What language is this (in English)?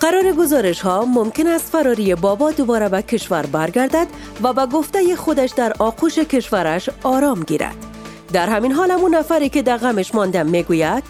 Persian